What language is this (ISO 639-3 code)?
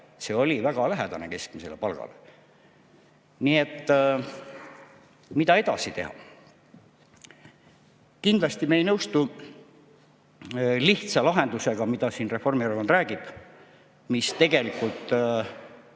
est